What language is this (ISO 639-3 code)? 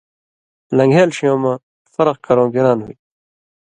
mvy